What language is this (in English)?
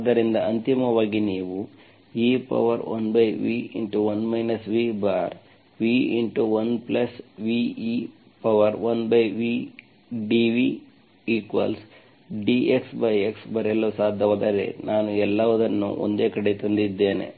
Kannada